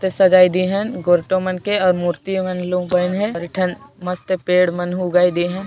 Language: Sadri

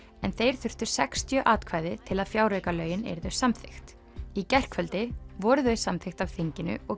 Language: Icelandic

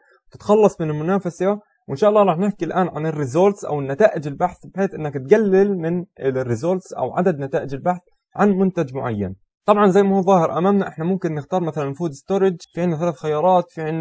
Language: Arabic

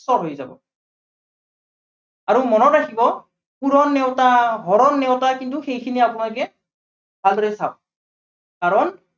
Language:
Assamese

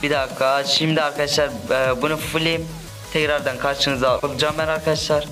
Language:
Turkish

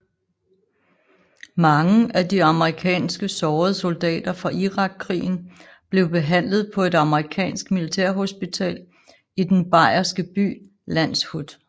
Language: Danish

